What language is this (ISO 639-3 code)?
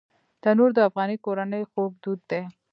pus